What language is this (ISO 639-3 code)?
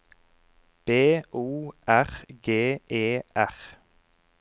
nor